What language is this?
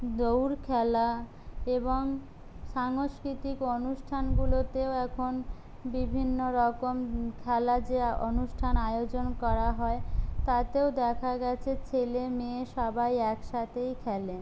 Bangla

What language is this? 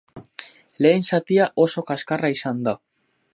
Basque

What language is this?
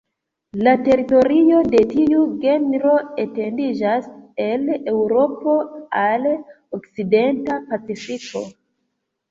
Esperanto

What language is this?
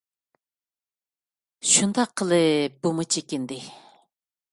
Uyghur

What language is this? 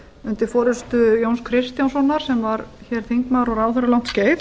Icelandic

